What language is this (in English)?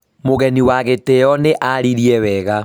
Kikuyu